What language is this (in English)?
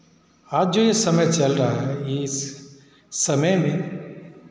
Hindi